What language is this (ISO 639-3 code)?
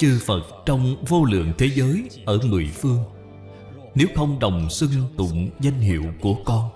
vie